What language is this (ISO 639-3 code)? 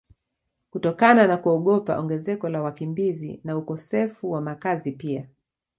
swa